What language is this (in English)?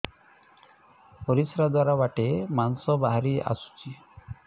Odia